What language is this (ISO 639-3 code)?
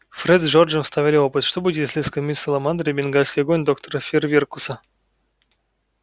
rus